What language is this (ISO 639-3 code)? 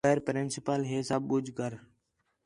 xhe